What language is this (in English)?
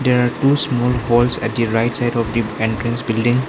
English